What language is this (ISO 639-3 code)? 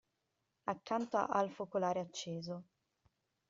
ita